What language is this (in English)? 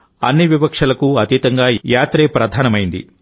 Telugu